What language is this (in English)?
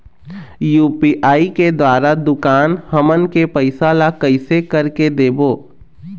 Chhattisgarhi